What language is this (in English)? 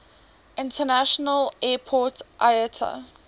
English